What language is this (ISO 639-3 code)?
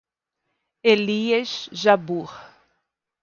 por